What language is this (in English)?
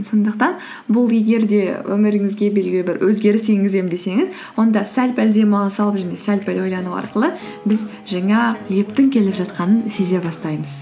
Kazakh